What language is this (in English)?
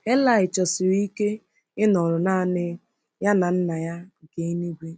Igbo